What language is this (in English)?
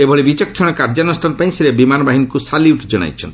Odia